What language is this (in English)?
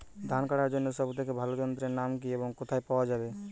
Bangla